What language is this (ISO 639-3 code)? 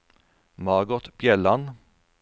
nor